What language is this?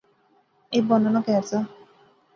Pahari-Potwari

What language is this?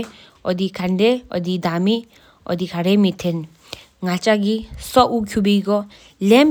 Sikkimese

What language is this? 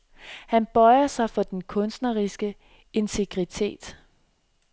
Danish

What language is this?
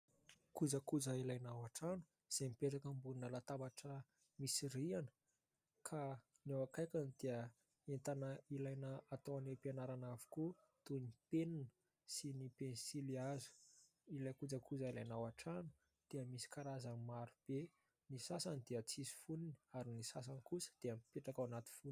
Malagasy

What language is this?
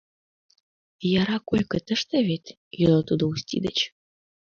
Mari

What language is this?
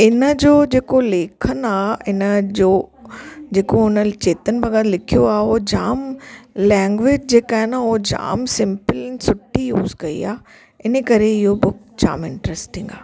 Sindhi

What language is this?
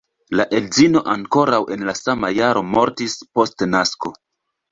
Esperanto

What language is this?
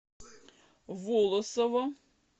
Russian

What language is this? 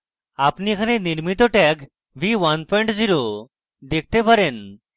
Bangla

